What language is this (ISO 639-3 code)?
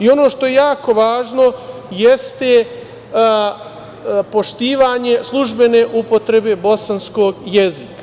srp